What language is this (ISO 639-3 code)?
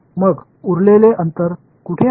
mar